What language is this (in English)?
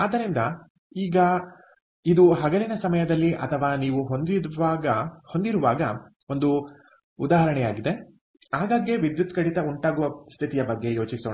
Kannada